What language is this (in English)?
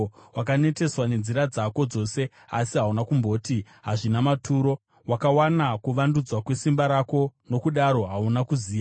Shona